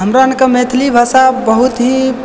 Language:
Maithili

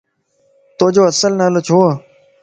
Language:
Lasi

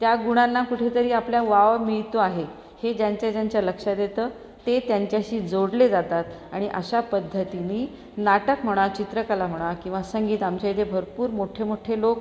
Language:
Marathi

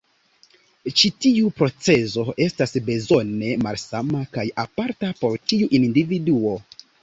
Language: Esperanto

